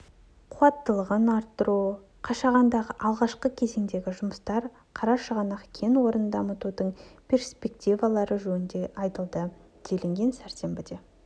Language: Kazakh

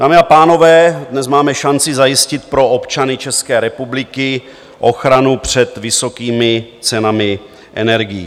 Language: Czech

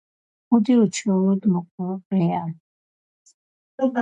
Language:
Georgian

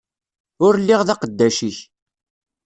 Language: Kabyle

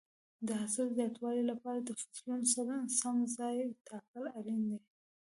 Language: Pashto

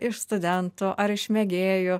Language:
Lithuanian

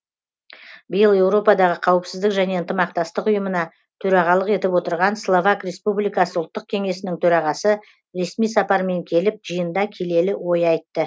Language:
Kazakh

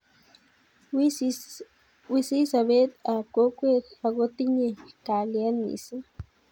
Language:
Kalenjin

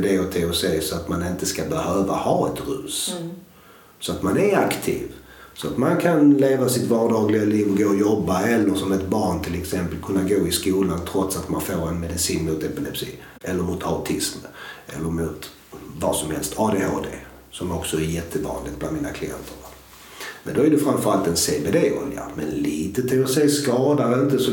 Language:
Swedish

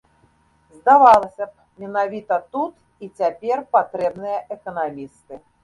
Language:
Belarusian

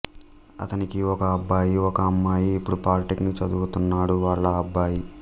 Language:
Telugu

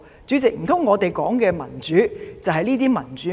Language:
Cantonese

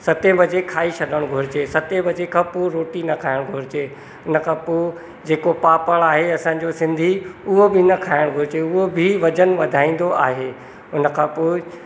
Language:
Sindhi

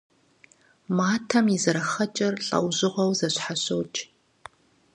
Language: Kabardian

